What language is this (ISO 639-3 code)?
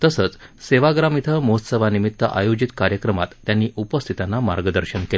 mar